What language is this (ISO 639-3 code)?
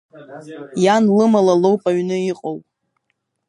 abk